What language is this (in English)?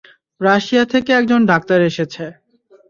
Bangla